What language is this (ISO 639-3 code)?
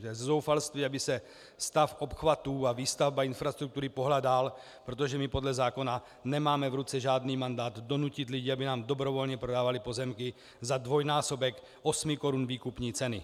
ces